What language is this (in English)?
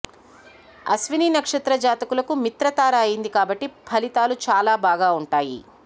Telugu